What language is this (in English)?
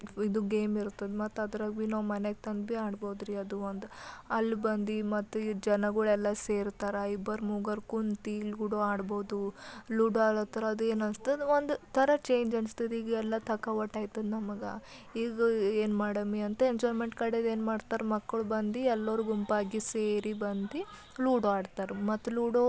Kannada